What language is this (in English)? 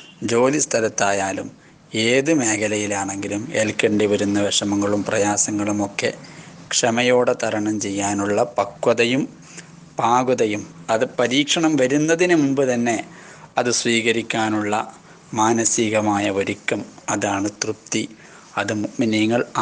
Malayalam